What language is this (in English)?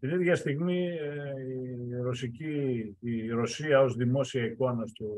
Greek